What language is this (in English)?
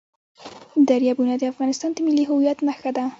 Pashto